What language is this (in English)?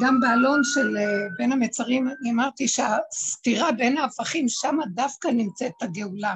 Hebrew